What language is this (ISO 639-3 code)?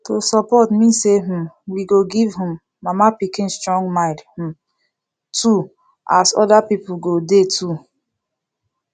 pcm